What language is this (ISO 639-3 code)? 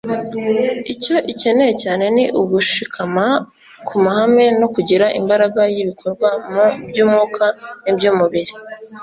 kin